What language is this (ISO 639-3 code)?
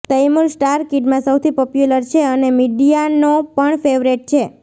guj